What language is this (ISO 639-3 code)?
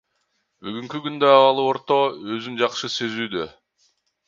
kir